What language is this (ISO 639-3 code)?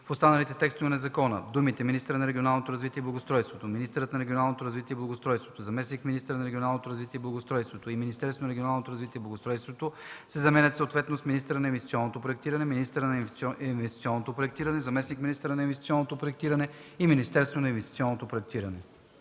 bul